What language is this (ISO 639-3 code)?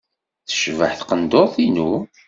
kab